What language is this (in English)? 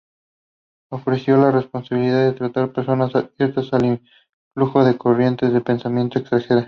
Spanish